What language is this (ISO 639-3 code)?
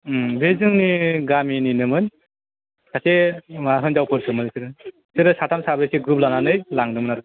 brx